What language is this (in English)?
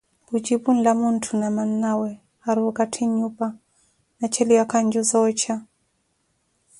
Koti